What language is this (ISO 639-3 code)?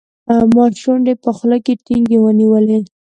pus